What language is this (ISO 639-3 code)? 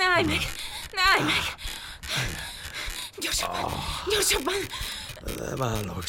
hun